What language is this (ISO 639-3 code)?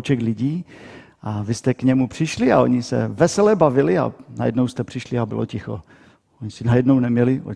ces